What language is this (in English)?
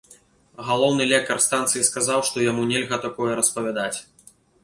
Belarusian